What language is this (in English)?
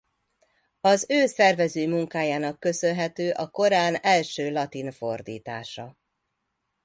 Hungarian